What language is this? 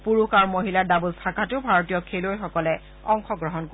Assamese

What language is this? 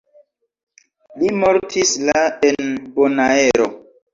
Esperanto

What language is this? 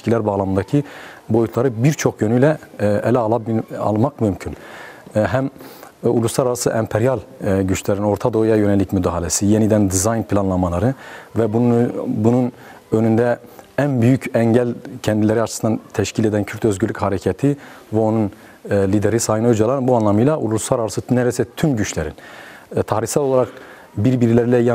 Turkish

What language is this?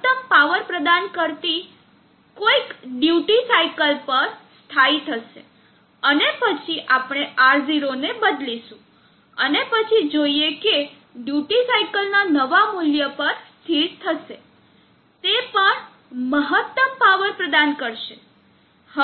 Gujarati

